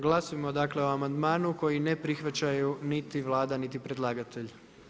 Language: Croatian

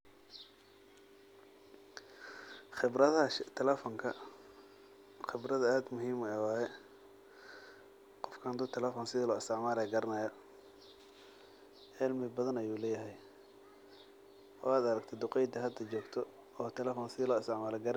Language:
Somali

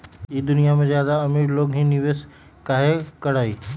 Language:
Magahi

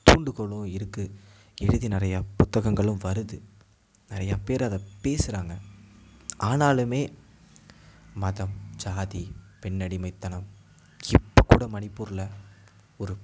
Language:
Tamil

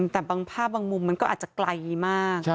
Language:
Thai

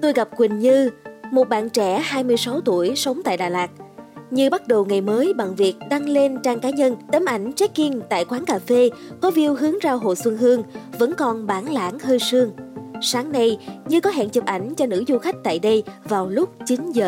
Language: Vietnamese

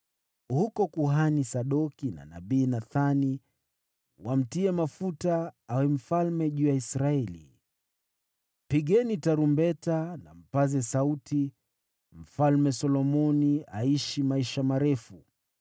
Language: Swahili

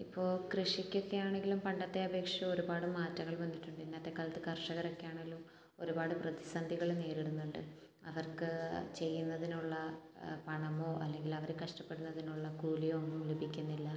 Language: Malayalam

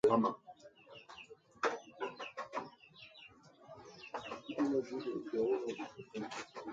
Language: Mungaka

